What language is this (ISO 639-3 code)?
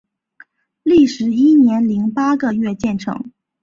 zho